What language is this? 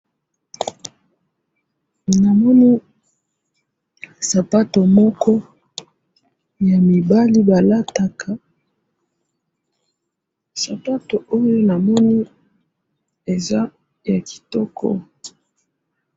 Lingala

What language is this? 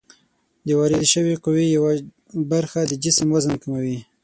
Pashto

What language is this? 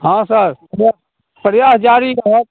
Maithili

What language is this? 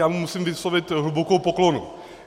Czech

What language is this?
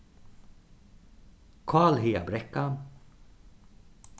Faroese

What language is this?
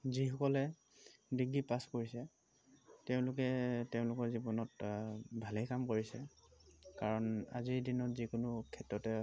Assamese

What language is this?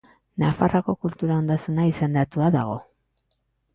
Basque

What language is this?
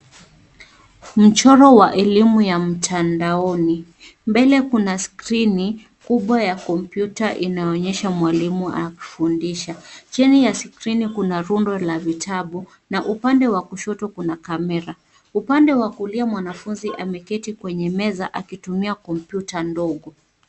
Swahili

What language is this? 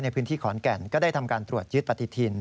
Thai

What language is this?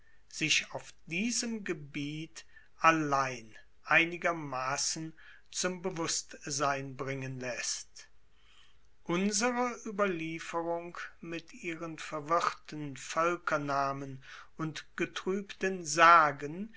German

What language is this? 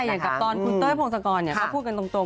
Thai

